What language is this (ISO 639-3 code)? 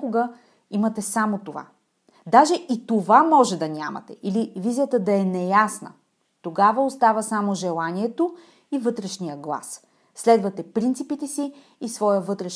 bul